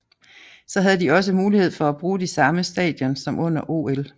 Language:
Danish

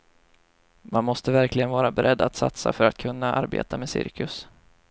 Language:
Swedish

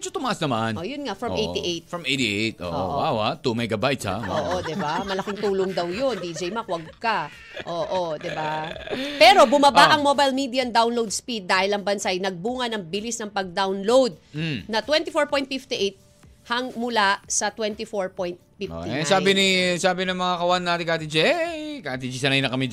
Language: Filipino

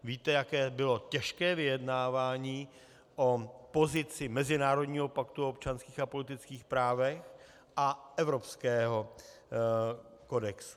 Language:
Czech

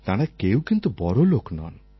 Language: Bangla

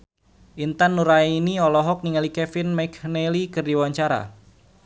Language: Sundanese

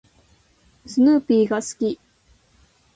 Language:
Japanese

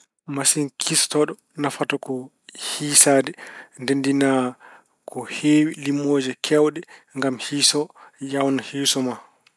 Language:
Fula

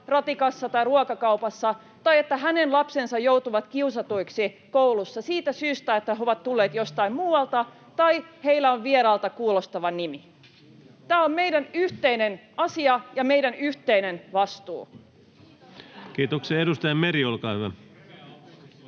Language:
Finnish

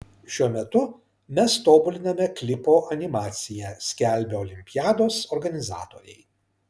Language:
Lithuanian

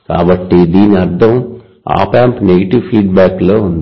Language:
Telugu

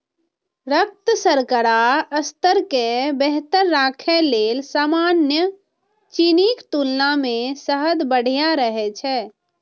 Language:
Maithili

